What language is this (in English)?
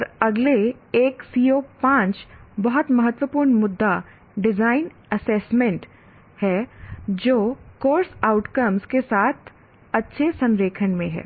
Hindi